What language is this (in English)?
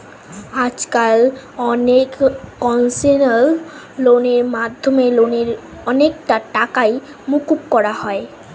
Bangla